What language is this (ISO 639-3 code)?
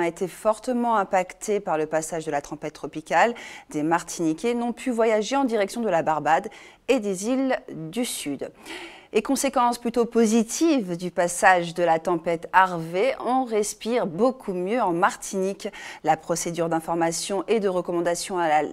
fra